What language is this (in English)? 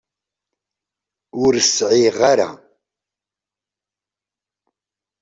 Kabyle